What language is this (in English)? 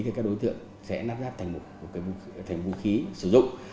Vietnamese